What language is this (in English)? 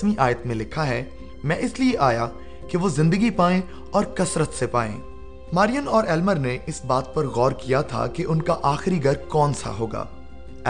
Urdu